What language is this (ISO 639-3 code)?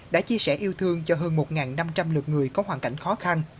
vie